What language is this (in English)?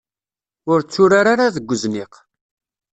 Kabyle